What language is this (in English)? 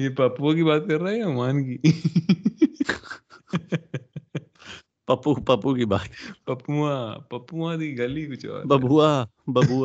Urdu